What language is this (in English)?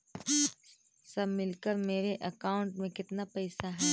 Magahi